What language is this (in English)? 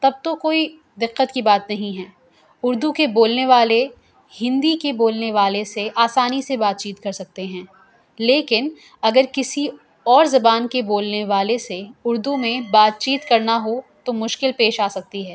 Urdu